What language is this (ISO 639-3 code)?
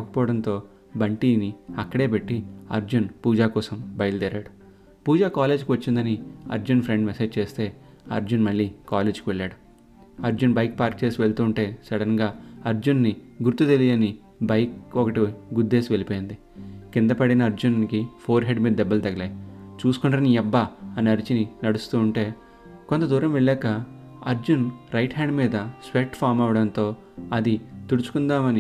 tel